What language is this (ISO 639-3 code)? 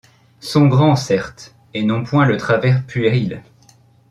fra